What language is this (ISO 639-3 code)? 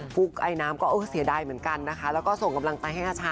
tha